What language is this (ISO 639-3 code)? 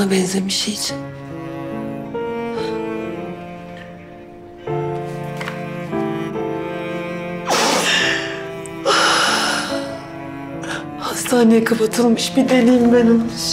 tur